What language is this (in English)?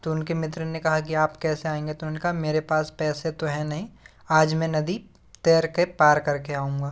Hindi